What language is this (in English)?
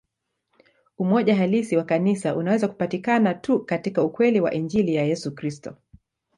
Swahili